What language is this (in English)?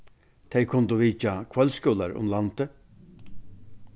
Faroese